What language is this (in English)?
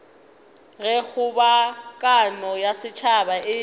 Northern Sotho